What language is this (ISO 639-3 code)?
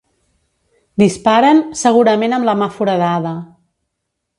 cat